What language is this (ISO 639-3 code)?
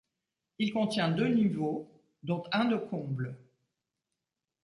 fra